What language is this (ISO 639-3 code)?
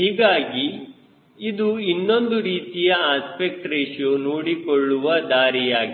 kan